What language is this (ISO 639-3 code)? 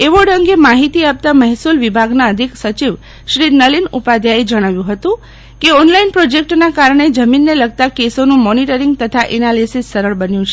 guj